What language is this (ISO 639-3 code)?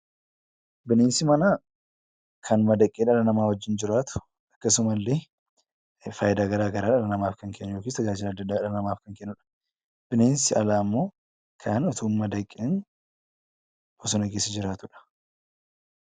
orm